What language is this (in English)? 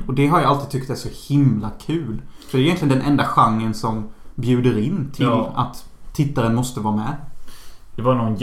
Swedish